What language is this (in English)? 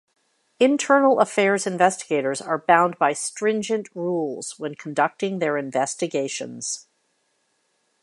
English